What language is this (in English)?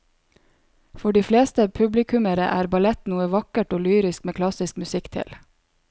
Norwegian